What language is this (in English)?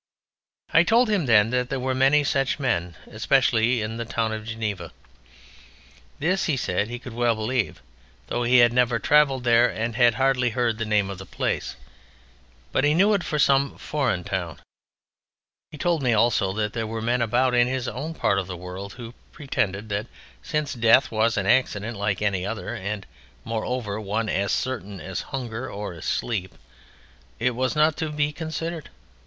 English